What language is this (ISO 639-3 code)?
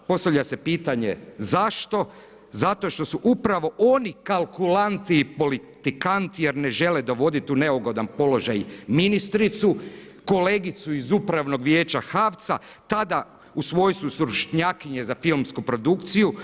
hrv